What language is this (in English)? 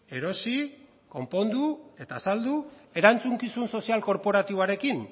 Basque